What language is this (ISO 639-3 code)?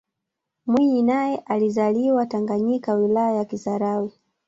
swa